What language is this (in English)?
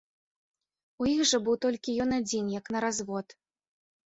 Belarusian